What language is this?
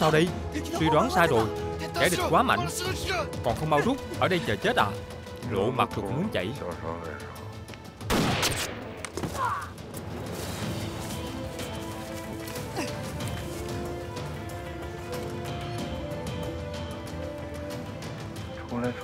Vietnamese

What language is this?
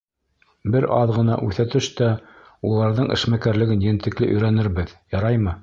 Bashkir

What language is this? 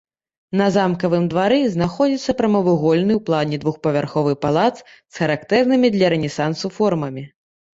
Belarusian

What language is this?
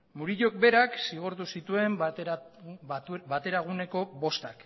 Basque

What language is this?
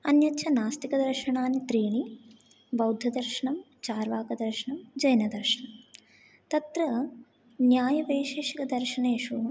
Sanskrit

